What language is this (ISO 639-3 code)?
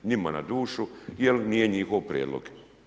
hrv